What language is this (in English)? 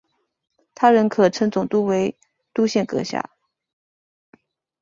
Chinese